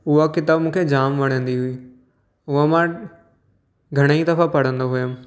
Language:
Sindhi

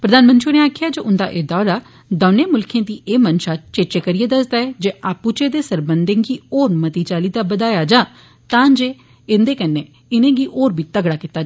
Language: Dogri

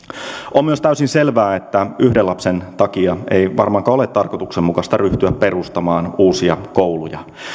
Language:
Finnish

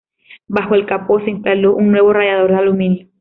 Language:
Spanish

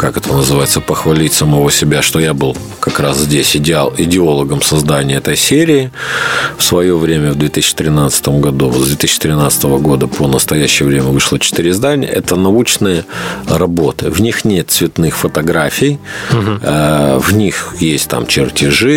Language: Russian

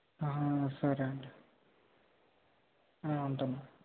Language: Telugu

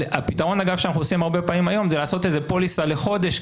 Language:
Hebrew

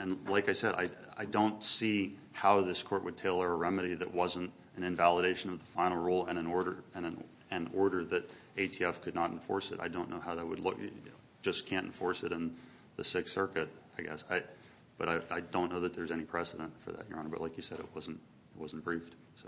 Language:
English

